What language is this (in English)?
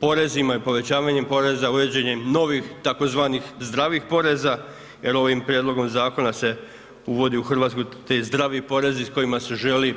Croatian